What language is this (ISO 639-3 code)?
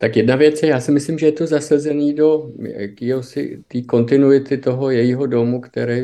ces